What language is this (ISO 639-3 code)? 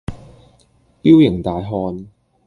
yue